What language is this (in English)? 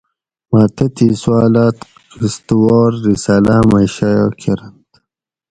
Gawri